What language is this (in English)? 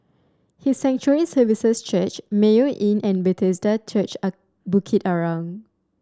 English